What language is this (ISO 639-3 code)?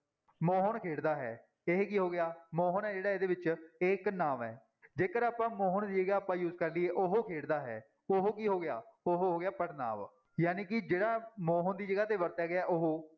pan